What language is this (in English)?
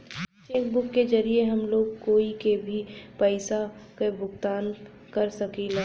Bhojpuri